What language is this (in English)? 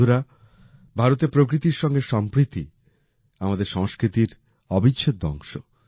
Bangla